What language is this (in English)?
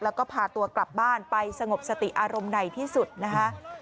Thai